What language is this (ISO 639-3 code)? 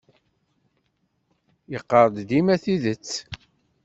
kab